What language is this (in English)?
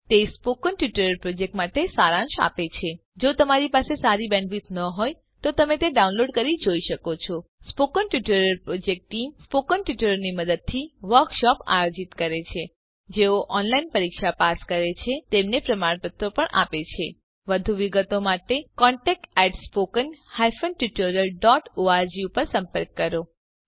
Gujarati